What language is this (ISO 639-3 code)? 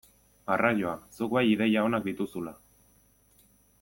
eus